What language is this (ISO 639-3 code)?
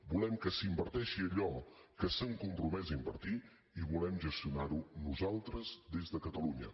cat